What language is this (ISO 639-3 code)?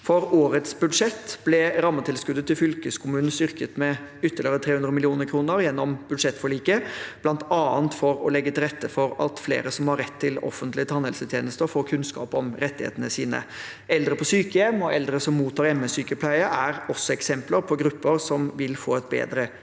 nor